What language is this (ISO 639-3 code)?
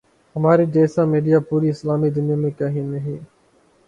urd